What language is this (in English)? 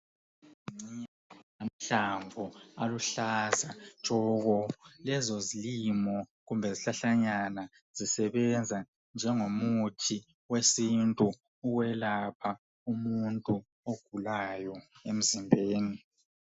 North Ndebele